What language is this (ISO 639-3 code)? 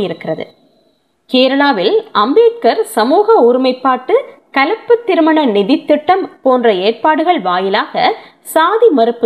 tam